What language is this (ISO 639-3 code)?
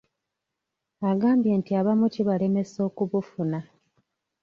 lug